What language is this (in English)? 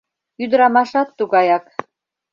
Mari